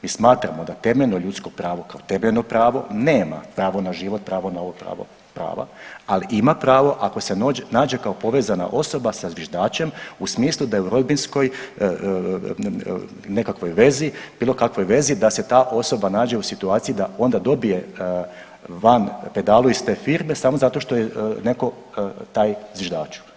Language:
Croatian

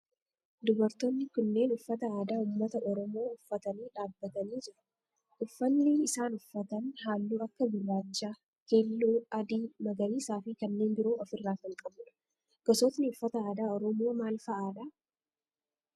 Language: Oromo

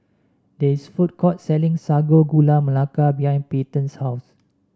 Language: English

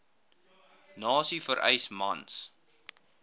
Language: Afrikaans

